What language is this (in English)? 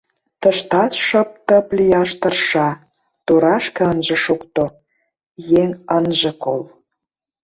Mari